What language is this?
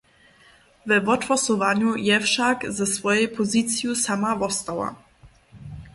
Upper Sorbian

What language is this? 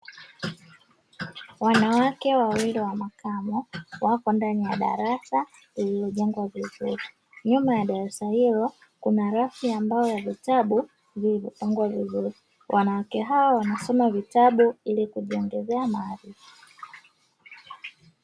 Swahili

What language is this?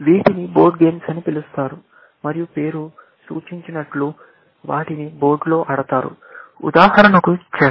Telugu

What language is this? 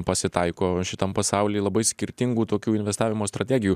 Lithuanian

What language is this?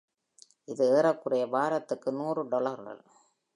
Tamil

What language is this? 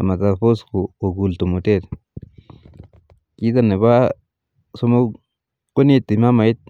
Kalenjin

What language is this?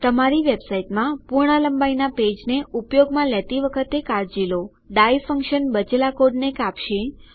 Gujarati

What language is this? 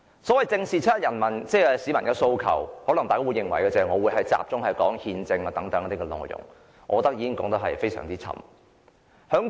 Cantonese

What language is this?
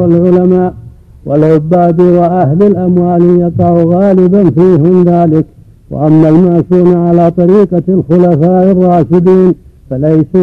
Arabic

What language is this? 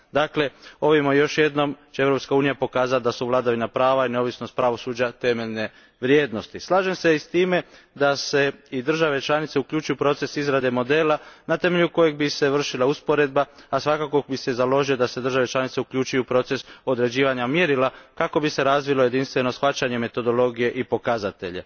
Croatian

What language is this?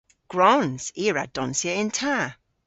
Cornish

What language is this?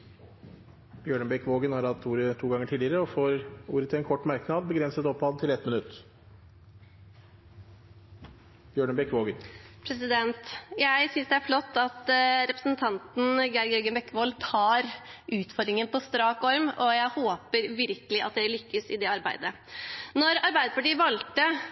Norwegian Bokmål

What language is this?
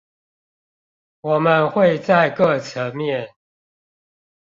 Chinese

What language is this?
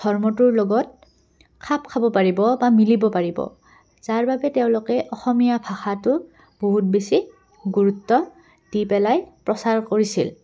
Assamese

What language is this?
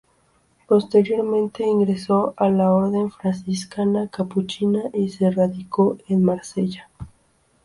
Spanish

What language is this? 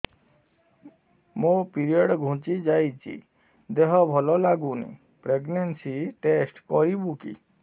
Odia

